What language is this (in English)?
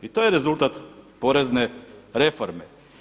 Croatian